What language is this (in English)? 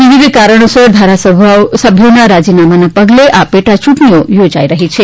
Gujarati